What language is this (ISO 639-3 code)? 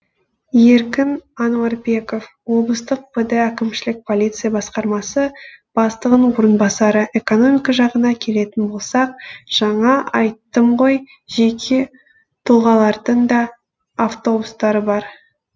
kaz